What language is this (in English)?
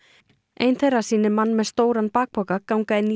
Icelandic